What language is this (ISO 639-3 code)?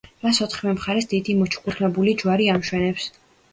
kat